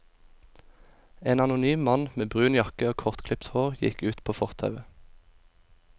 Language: Norwegian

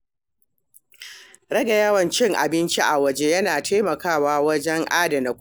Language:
Hausa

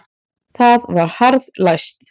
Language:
Icelandic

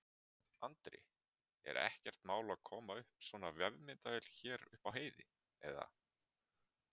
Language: Icelandic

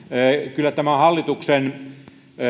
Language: Finnish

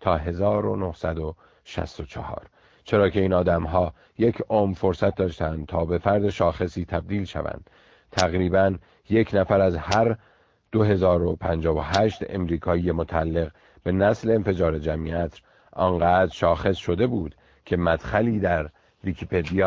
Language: Persian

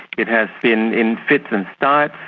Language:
English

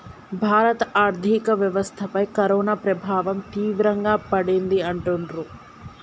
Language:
Telugu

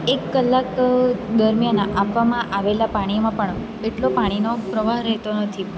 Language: Gujarati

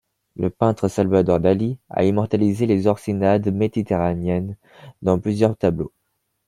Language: French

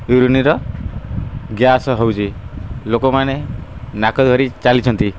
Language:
Odia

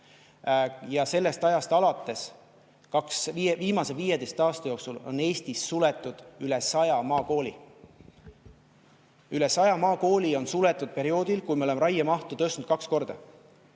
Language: Estonian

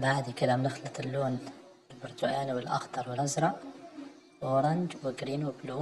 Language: Arabic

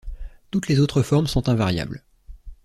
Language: French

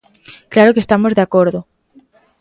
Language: Galician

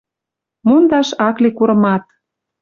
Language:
Western Mari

